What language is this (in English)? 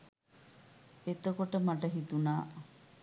Sinhala